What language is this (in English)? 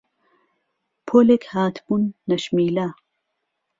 Central Kurdish